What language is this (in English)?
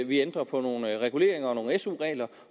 Danish